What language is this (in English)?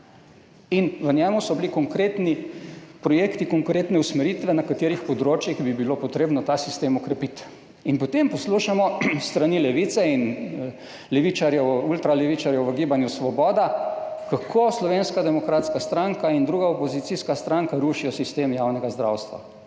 Slovenian